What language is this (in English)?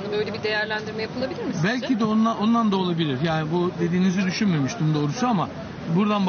Turkish